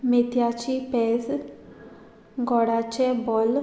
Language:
Konkani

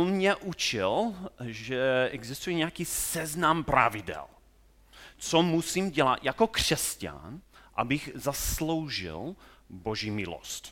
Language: Czech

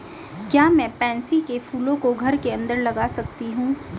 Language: Hindi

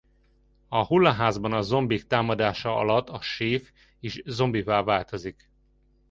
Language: Hungarian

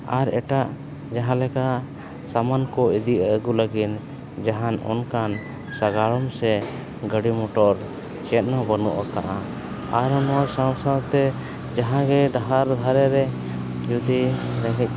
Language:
Santali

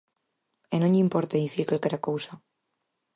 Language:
Galician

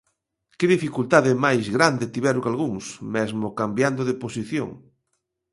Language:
Galician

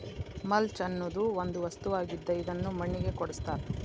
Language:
Kannada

